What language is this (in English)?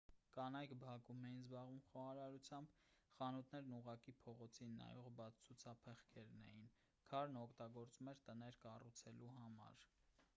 Armenian